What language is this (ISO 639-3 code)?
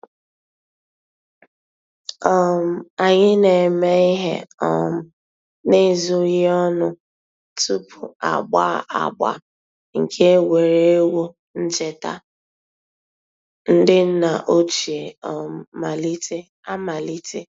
ibo